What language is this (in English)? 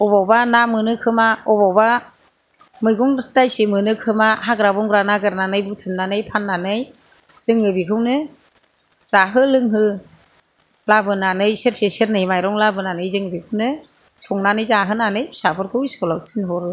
Bodo